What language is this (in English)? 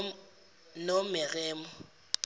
Zulu